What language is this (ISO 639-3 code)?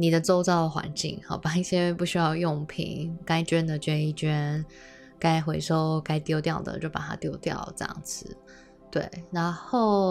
zho